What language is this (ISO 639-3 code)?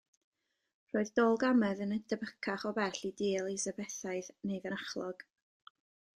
cym